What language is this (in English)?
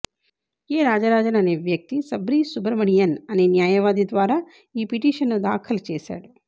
Telugu